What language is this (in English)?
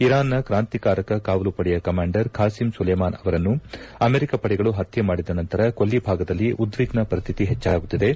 Kannada